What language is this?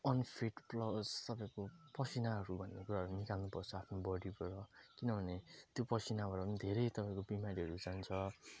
Nepali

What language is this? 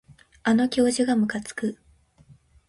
Japanese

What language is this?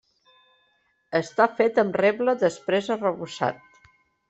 Catalan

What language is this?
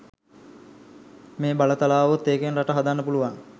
Sinhala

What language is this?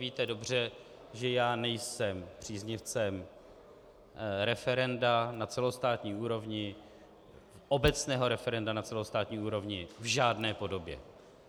Czech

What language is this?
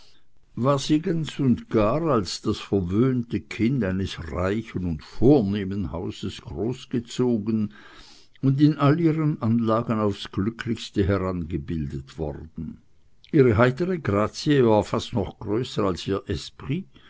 German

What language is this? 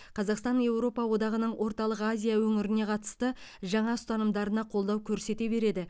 Kazakh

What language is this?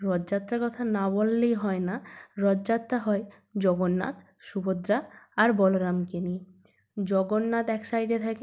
Bangla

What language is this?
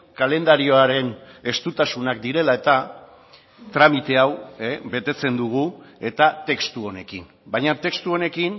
Basque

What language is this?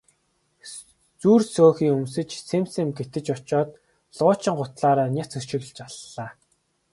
Mongolian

